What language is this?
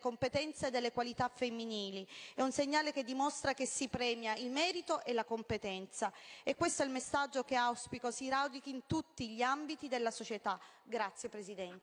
Italian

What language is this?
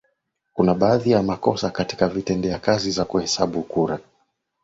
Swahili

